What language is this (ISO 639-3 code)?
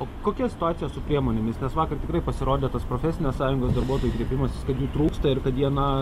lit